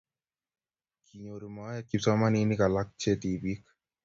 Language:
Kalenjin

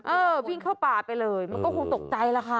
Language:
Thai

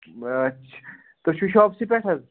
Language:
Kashmiri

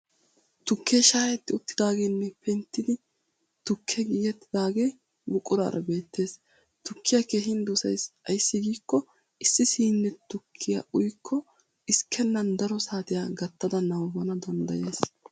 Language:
Wolaytta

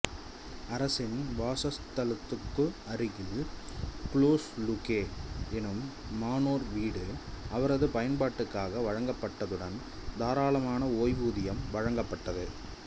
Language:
Tamil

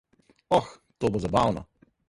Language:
Slovenian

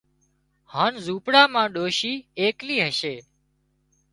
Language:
Wadiyara Koli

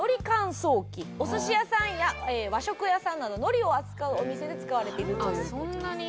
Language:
Japanese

